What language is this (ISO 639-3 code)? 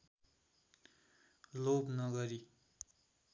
nep